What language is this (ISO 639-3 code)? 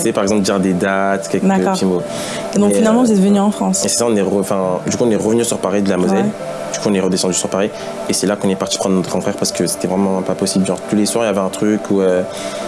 fra